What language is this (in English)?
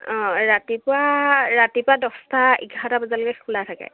Assamese